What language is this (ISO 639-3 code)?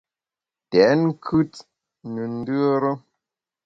bax